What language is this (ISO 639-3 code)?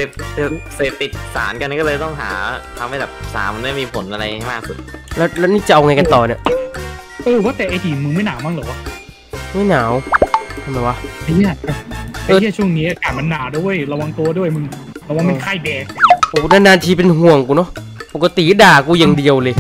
tha